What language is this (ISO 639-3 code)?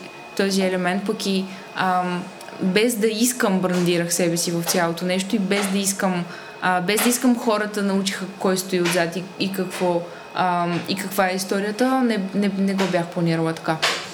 bul